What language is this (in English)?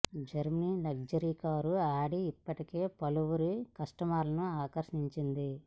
Telugu